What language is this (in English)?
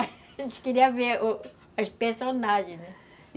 Portuguese